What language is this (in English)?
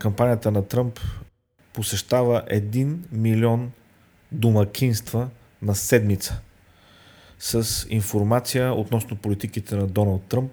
Bulgarian